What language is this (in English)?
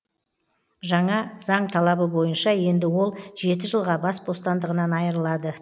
Kazakh